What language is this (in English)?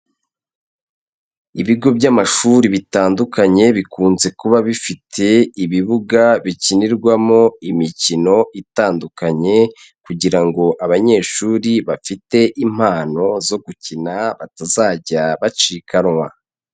Kinyarwanda